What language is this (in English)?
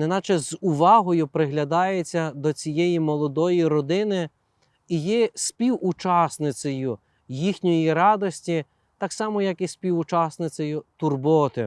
Ukrainian